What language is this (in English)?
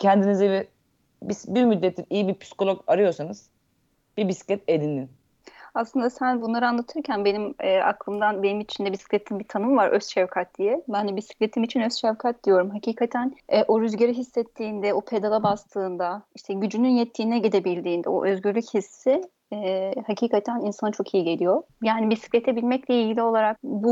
Turkish